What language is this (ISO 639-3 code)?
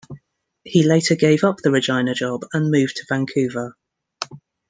eng